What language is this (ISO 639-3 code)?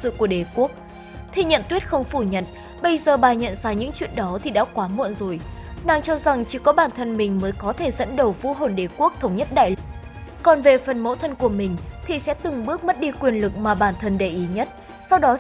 vie